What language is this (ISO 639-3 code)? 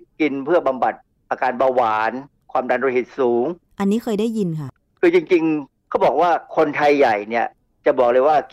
tha